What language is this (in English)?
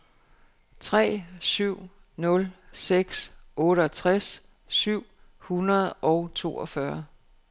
Danish